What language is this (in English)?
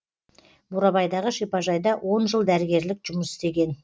Kazakh